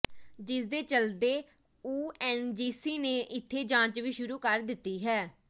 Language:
Punjabi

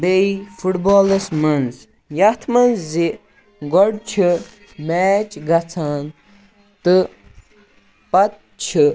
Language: Kashmiri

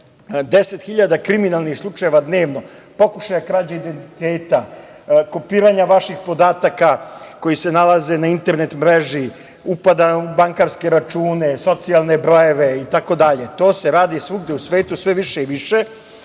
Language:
Serbian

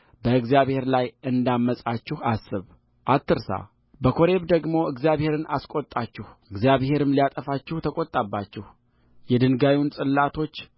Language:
Amharic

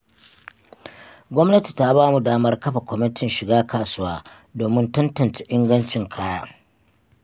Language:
Hausa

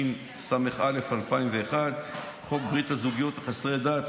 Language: Hebrew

